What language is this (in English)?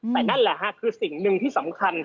Thai